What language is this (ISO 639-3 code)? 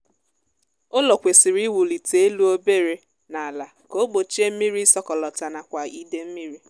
ibo